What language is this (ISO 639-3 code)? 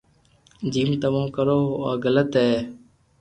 lrk